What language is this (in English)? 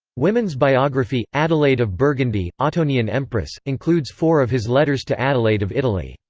English